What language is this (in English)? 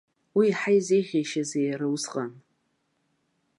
Abkhazian